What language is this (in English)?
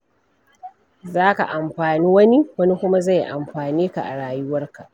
Hausa